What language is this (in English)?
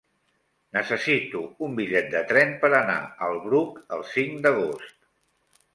Catalan